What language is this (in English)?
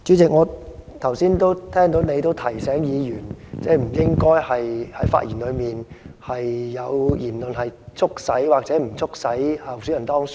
Cantonese